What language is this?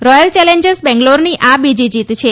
Gujarati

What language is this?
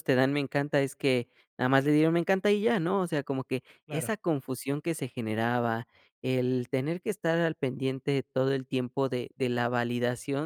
Spanish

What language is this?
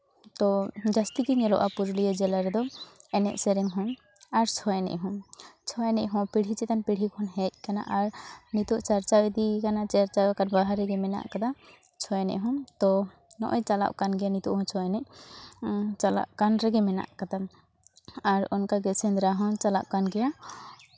Santali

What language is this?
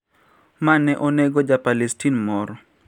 Luo (Kenya and Tanzania)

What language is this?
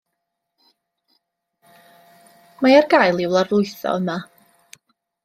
Welsh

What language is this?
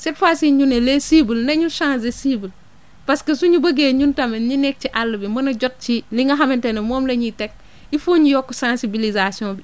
Wolof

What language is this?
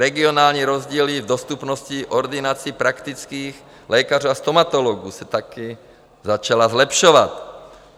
Czech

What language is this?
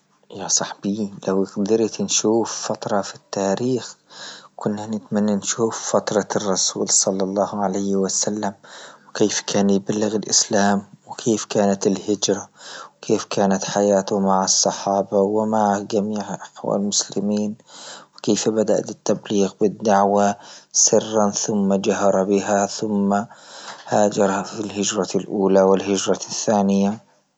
Libyan Arabic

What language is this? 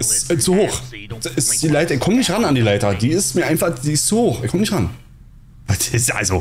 German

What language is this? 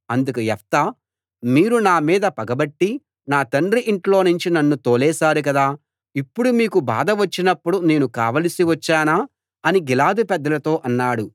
Telugu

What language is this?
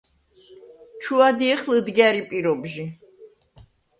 Svan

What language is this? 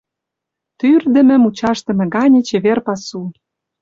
Mari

